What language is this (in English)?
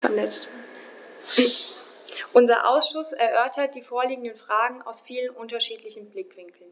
German